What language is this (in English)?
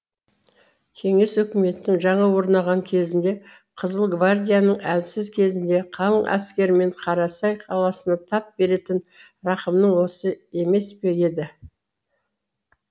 Kazakh